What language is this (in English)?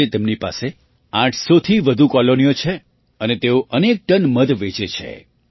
Gujarati